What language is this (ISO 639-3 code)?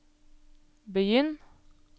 nor